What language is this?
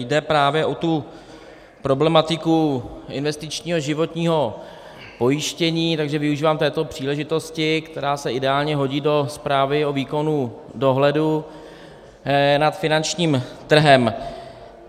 Czech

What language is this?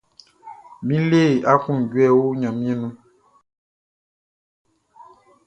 Baoulé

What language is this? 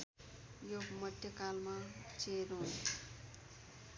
Nepali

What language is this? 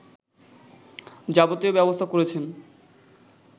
Bangla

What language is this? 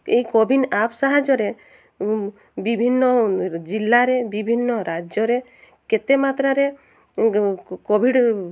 Odia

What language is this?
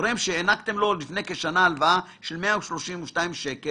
Hebrew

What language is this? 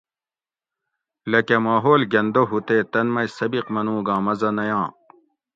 Gawri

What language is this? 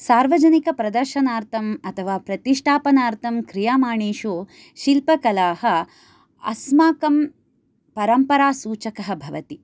Sanskrit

